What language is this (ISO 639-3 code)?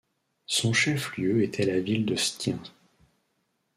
fra